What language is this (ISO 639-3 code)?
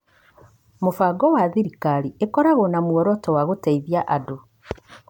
kik